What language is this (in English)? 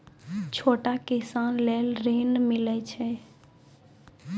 Maithili